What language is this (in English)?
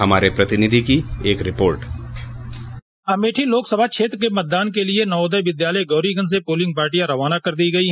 Hindi